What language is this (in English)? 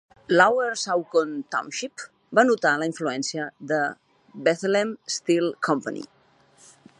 Catalan